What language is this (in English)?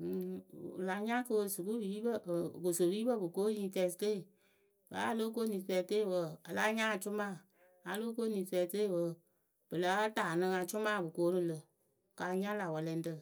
Akebu